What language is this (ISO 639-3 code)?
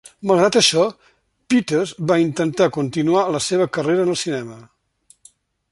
cat